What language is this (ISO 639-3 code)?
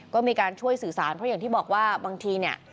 tha